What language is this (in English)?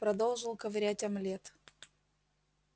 Russian